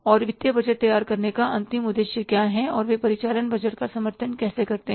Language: Hindi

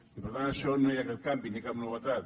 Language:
Catalan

